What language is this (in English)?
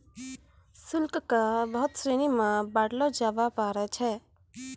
Maithili